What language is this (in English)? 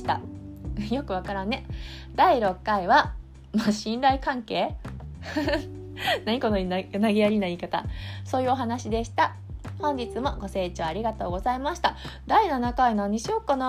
Japanese